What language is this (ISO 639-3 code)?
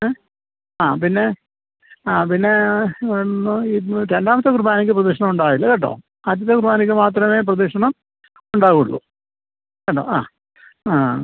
mal